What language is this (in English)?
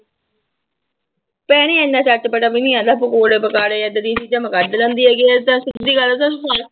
Punjabi